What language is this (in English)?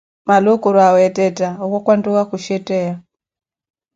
Koti